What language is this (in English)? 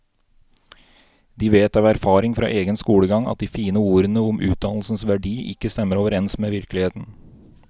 Norwegian